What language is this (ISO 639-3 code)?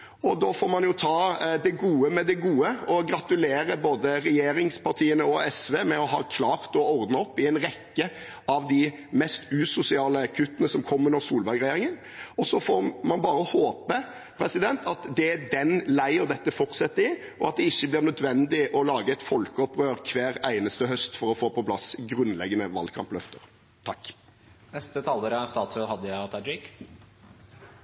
nor